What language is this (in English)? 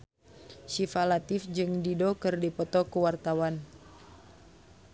Sundanese